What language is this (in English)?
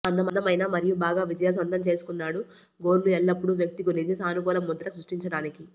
Telugu